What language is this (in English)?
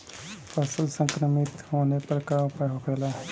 Bhojpuri